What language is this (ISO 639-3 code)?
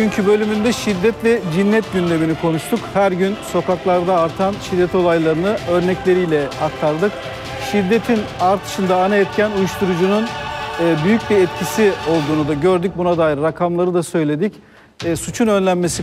tur